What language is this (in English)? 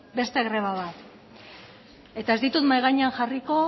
Basque